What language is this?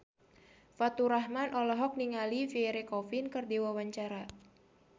Sundanese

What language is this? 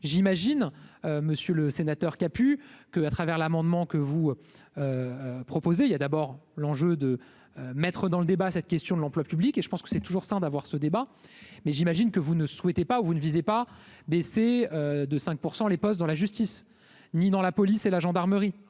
French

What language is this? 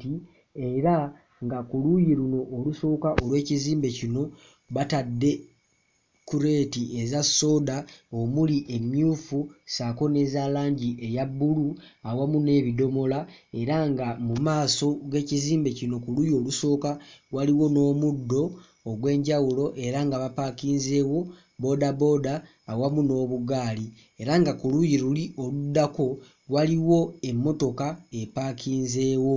Ganda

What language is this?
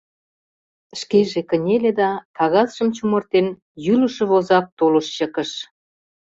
Mari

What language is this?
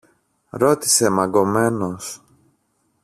Greek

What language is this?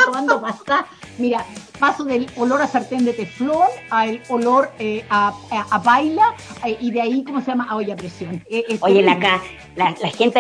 Spanish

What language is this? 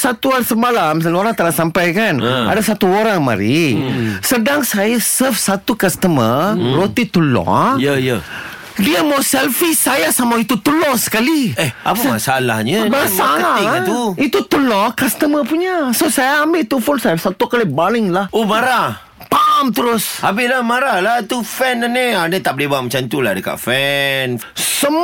Malay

